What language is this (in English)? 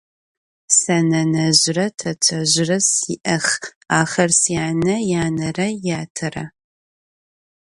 Adyghe